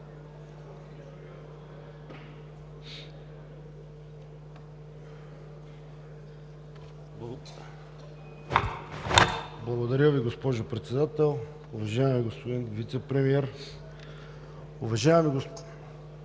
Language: Bulgarian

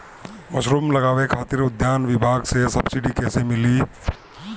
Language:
Bhojpuri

